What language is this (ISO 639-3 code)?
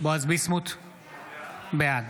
heb